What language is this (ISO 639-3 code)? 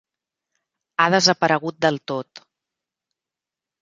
cat